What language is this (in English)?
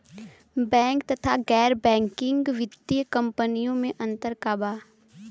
Bhojpuri